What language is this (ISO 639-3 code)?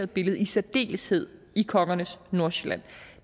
dan